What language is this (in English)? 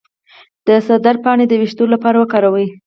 Pashto